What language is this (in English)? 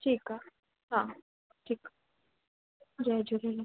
Sindhi